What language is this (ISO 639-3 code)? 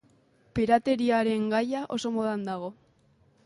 eus